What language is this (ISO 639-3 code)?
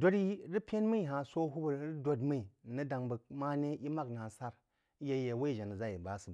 juo